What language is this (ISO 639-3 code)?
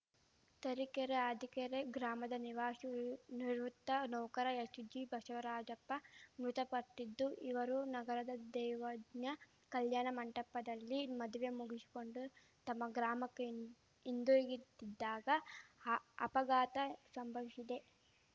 kan